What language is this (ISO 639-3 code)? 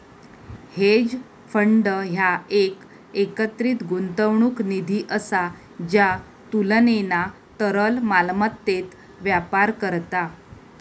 mar